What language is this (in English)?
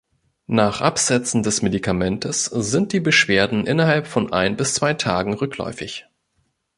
German